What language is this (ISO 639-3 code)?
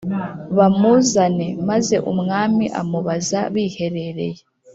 kin